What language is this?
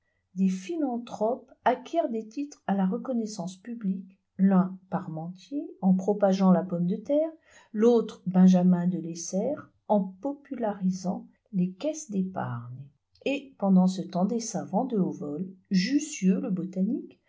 French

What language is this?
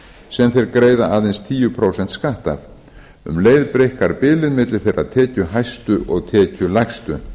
Icelandic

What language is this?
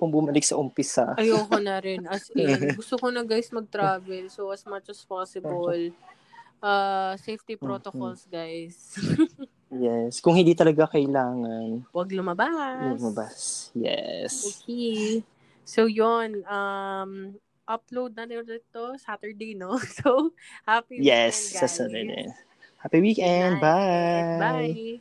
Filipino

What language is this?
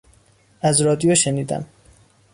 Persian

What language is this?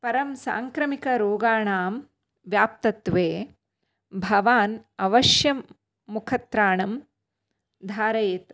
Sanskrit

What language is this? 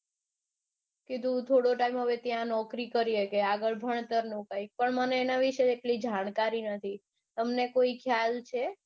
Gujarati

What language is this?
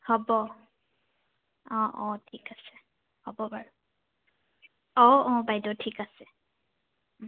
Assamese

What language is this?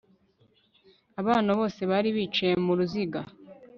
Kinyarwanda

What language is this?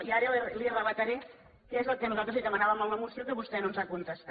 Catalan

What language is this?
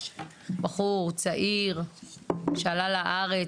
Hebrew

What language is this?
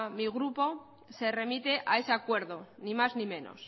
Spanish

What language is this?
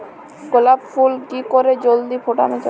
Bangla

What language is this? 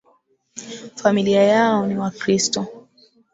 Swahili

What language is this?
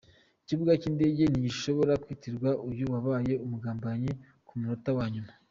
Kinyarwanda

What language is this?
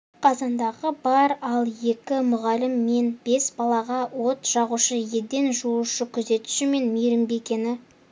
Kazakh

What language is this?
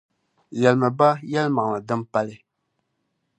Dagbani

